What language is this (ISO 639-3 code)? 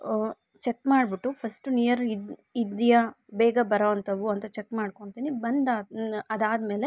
kan